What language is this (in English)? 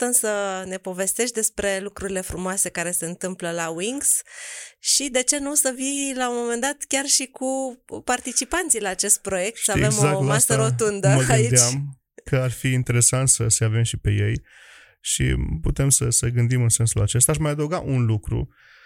Romanian